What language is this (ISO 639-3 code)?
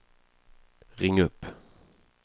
swe